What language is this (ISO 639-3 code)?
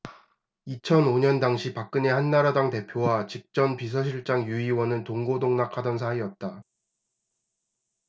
kor